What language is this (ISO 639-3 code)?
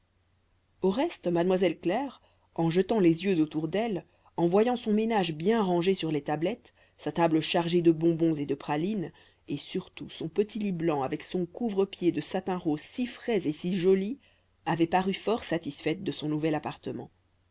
fra